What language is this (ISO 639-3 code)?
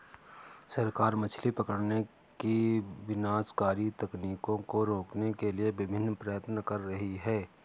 hin